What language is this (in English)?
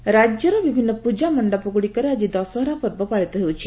Odia